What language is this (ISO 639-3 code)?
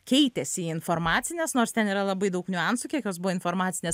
lit